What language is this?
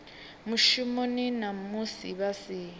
Venda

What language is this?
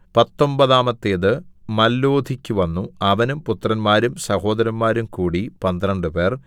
Malayalam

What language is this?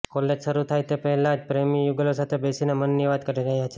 Gujarati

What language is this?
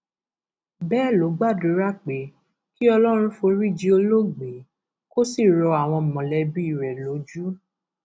Yoruba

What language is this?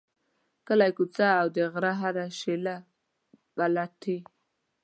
Pashto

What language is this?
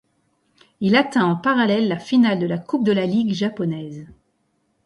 French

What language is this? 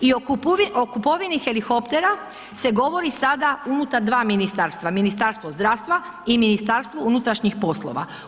Croatian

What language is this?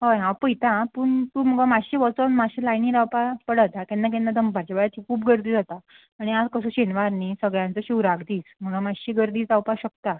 Konkani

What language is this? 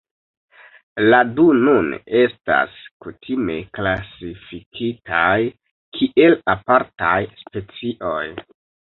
Esperanto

